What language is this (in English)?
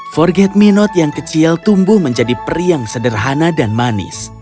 Indonesian